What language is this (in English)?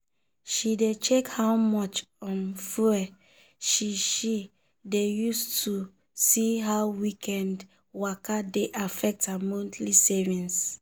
Nigerian Pidgin